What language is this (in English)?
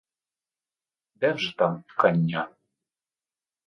Ukrainian